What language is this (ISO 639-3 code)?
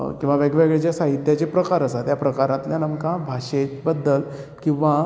kok